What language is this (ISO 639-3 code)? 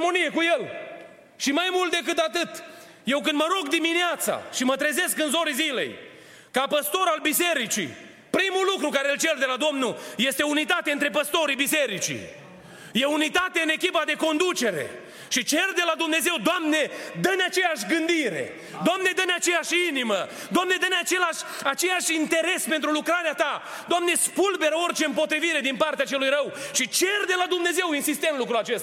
ron